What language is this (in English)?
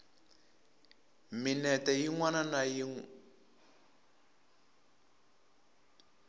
Tsonga